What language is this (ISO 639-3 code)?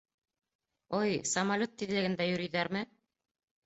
bak